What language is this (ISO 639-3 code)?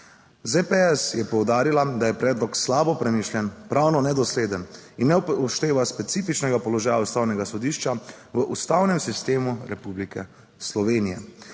slv